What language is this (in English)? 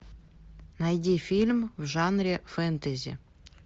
Russian